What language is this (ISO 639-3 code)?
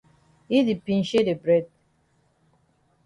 wes